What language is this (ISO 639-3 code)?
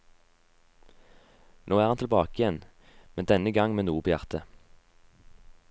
nor